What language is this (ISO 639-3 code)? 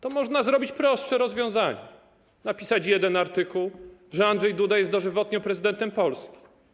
pol